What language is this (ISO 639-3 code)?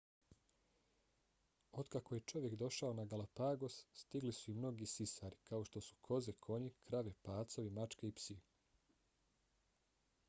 bos